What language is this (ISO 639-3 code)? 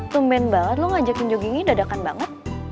ind